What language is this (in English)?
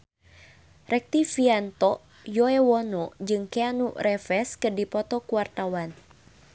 Sundanese